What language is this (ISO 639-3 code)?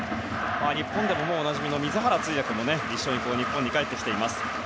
jpn